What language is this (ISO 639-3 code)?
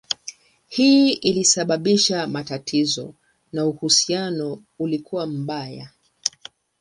swa